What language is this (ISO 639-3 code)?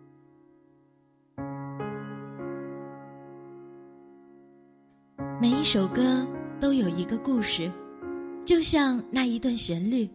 zho